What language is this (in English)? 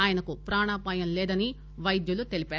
Telugu